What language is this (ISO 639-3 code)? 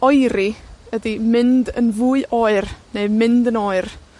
cym